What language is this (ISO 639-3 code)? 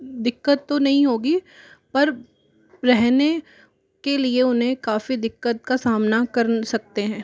hin